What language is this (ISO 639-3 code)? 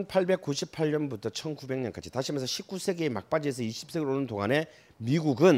kor